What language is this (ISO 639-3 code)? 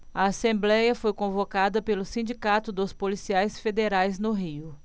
por